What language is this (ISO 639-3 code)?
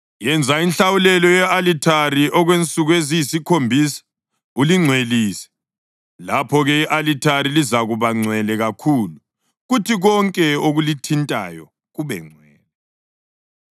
nde